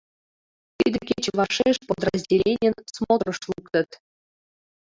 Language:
Mari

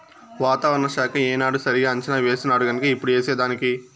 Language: Telugu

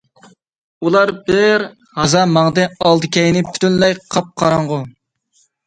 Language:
Uyghur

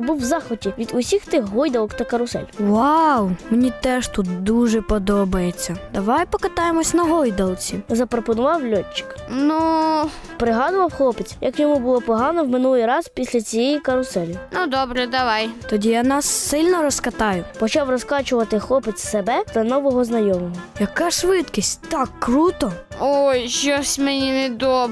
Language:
Ukrainian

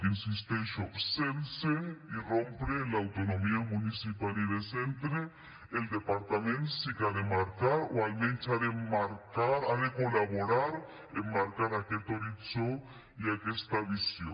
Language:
Catalan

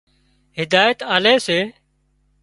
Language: Wadiyara Koli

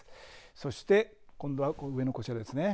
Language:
Japanese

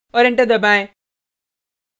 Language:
Hindi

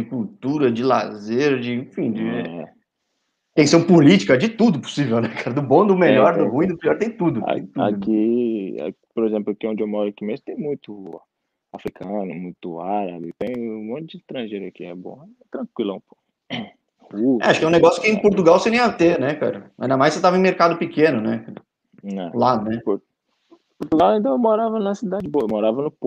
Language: Portuguese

